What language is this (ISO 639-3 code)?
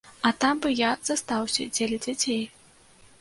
bel